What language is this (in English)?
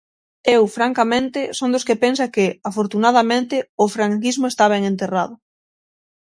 Galician